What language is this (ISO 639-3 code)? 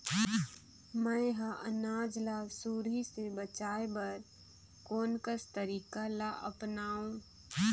hne